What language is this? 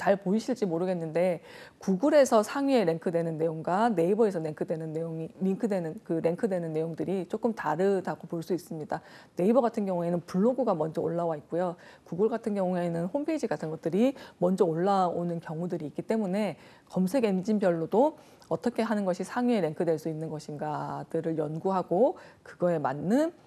Korean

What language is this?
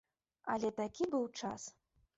Belarusian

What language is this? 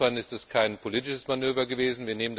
German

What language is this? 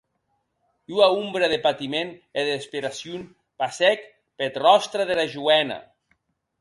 Occitan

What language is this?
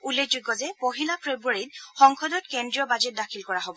Assamese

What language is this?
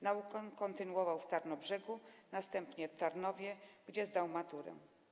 Polish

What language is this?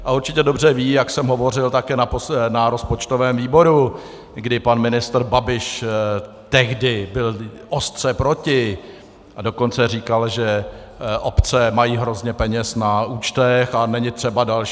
Czech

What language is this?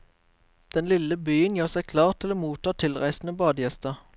Norwegian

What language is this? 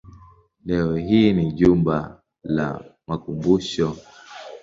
Swahili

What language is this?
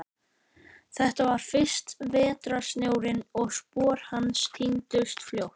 Icelandic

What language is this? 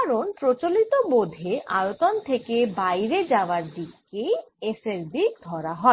Bangla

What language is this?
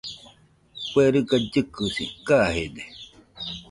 Nüpode Huitoto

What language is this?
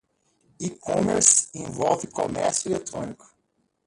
Portuguese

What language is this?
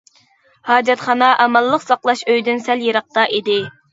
Uyghur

